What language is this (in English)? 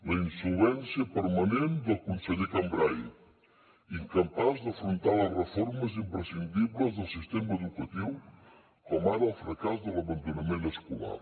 Catalan